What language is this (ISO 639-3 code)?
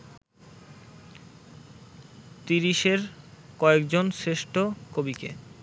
ben